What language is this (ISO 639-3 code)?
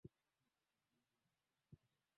swa